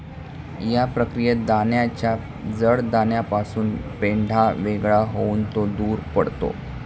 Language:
Marathi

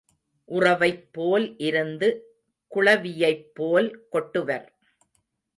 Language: Tamil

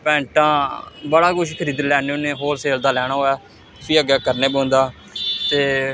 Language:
Dogri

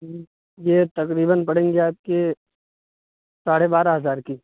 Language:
Urdu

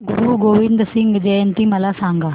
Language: Marathi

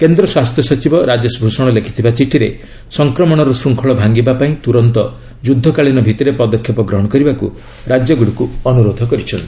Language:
Odia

